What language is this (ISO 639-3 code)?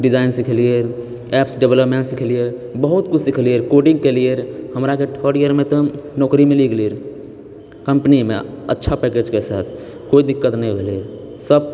mai